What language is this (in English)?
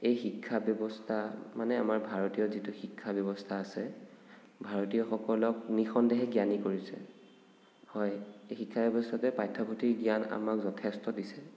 Assamese